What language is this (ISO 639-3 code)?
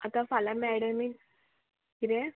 kok